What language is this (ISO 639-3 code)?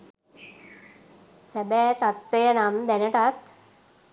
sin